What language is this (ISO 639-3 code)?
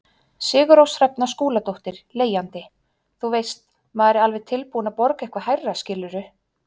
isl